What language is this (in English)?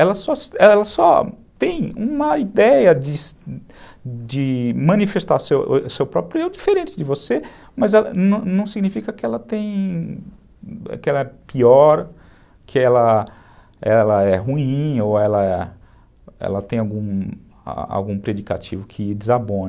Portuguese